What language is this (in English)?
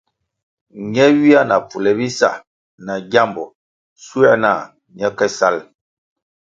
Kwasio